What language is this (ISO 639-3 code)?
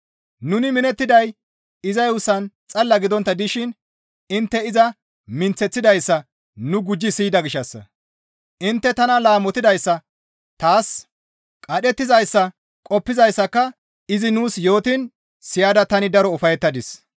gmv